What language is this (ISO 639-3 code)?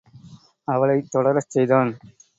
tam